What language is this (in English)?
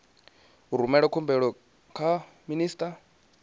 Venda